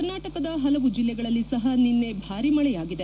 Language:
Kannada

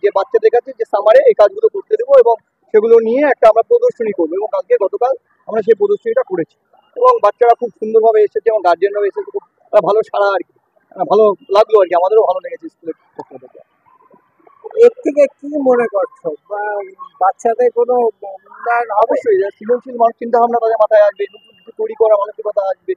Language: Bangla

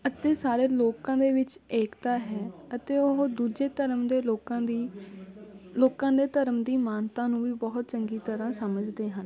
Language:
Punjabi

